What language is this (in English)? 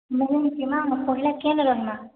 Odia